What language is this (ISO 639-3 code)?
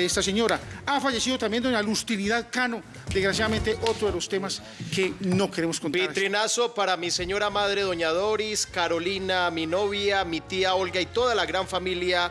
spa